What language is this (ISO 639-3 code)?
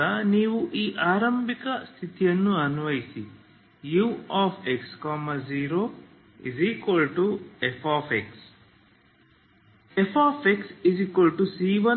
kan